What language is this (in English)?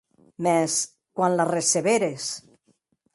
Occitan